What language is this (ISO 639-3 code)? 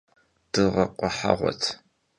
kbd